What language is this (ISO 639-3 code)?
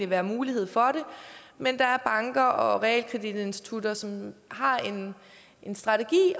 dan